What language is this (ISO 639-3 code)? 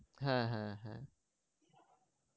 ben